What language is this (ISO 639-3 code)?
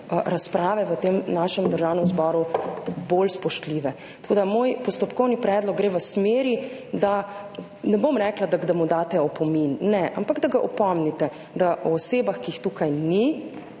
slv